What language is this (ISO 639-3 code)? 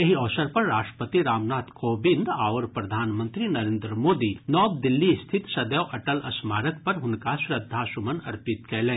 mai